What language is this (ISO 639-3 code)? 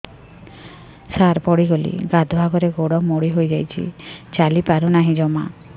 ori